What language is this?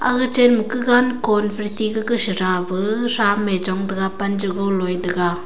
Wancho Naga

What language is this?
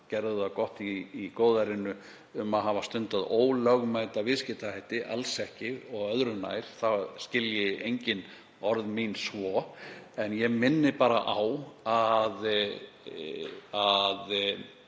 Icelandic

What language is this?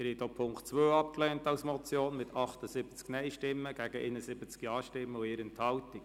Swiss German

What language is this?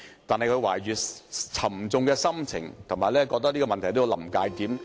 Cantonese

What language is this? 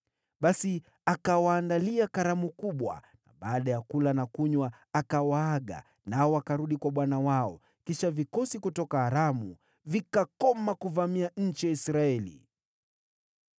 Swahili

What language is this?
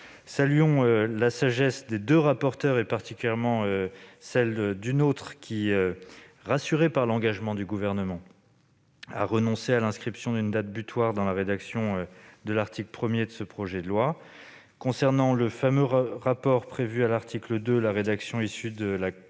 French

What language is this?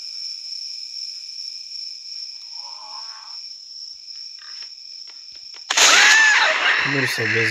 Polish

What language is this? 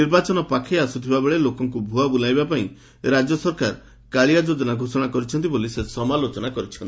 Odia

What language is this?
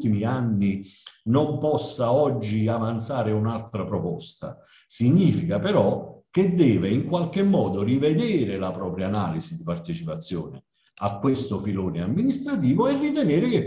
Italian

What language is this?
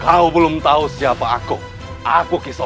Indonesian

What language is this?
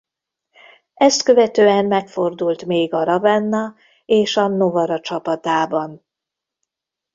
Hungarian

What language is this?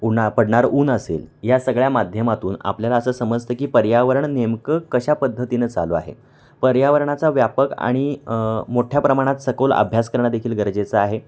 Marathi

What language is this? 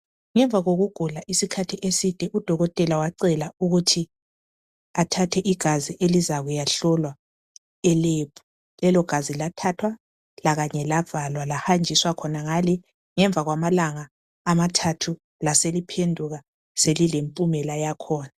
North Ndebele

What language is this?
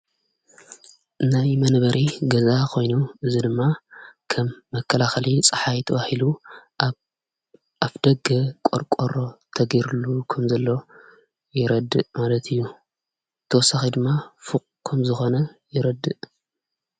Tigrinya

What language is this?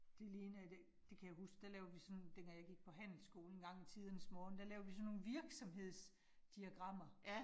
Danish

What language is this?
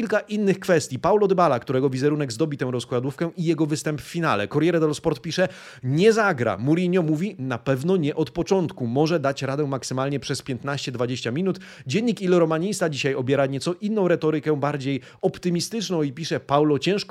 Polish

